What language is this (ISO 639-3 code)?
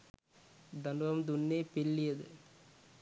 sin